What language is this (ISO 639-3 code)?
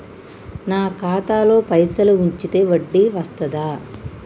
tel